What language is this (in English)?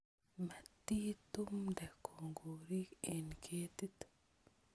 Kalenjin